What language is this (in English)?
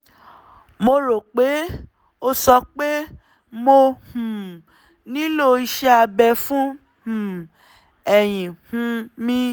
Yoruba